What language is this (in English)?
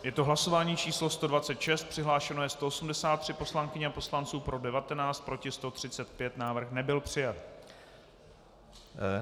Czech